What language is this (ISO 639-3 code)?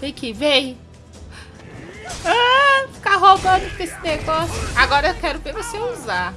por